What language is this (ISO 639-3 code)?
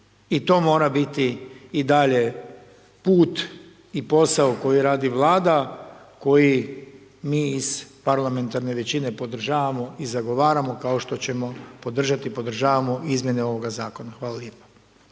hrv